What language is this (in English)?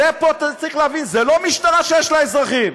Hebrew